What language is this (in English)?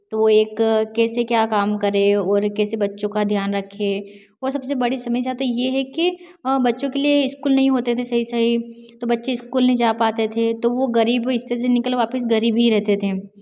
Hindi